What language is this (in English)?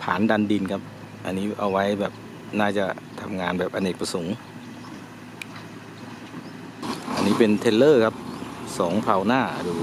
Thai